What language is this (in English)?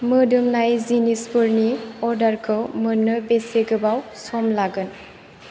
Bodo